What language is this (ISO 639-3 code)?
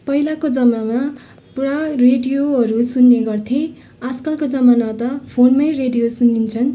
nep